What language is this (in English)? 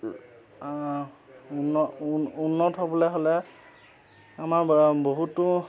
Assamese